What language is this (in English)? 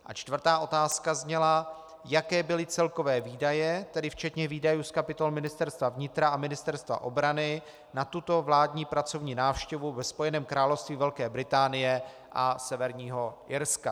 Czech